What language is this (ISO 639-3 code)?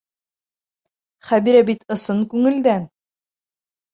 bak